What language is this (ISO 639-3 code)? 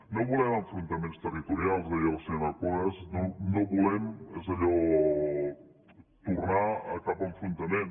cat